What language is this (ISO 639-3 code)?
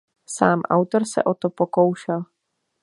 ces